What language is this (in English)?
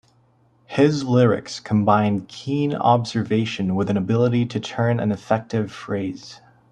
English